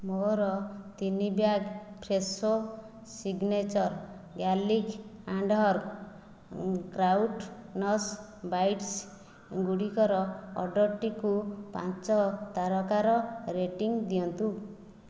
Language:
Odia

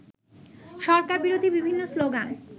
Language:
Bangla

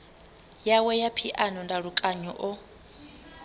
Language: Venda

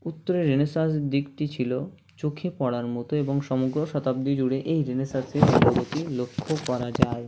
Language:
Bangla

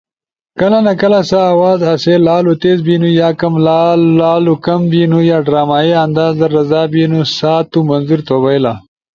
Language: Ushojo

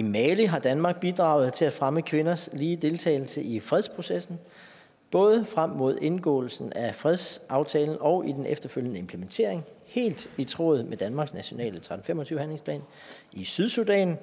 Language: Danish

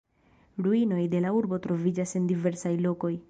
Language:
Esperanto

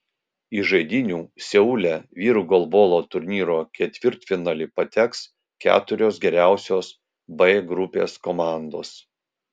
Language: Lithuanian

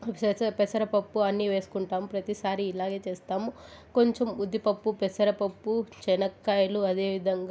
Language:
Telugu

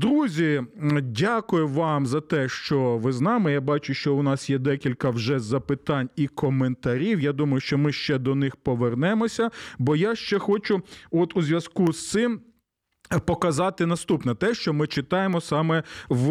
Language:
Ukrainian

